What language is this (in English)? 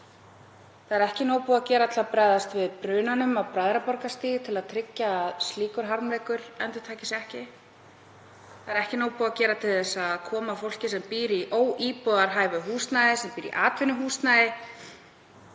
Icelandic